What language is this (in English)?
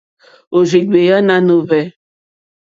Mokpwe